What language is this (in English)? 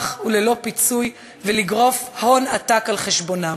Hebrew